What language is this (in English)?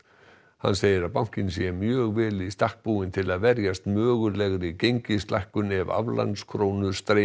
Icelandic